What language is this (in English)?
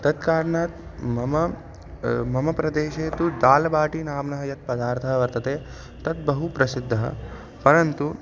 Sanskrit